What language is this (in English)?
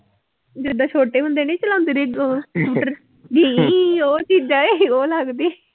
Punjabi